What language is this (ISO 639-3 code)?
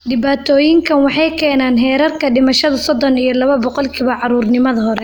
som